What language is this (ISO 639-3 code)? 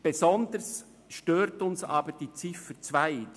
gsw